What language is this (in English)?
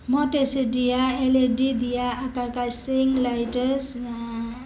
Nepali